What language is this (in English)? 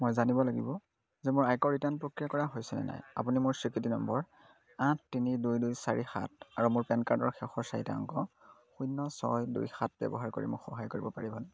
Assamese